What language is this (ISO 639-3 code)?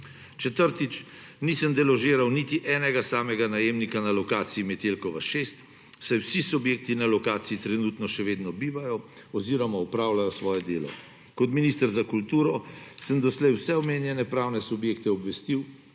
slv